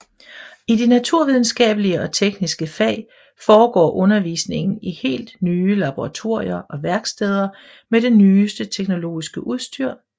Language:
Danish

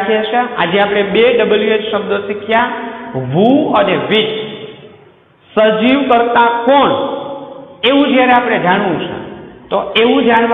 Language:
Hindi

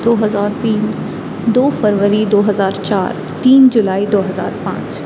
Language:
Urdu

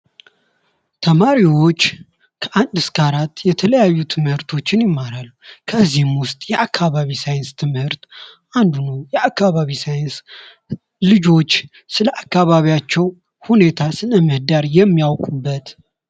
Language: Amharic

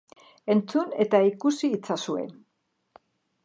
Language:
Basque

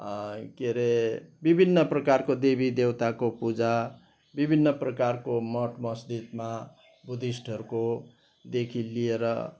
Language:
Nepali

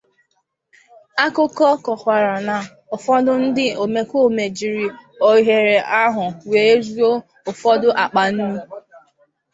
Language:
Igbo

